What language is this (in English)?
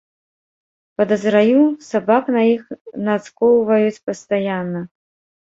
Belarusian